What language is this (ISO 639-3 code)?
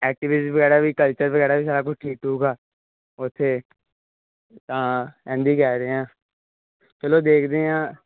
pan